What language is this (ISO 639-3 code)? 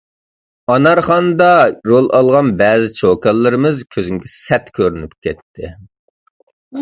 uig